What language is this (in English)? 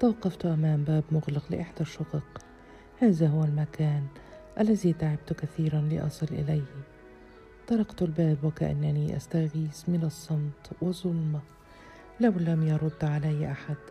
Arabic